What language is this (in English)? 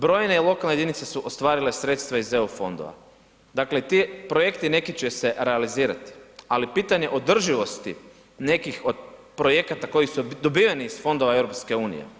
Croatian